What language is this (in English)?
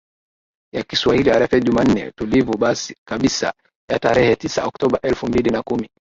Swahili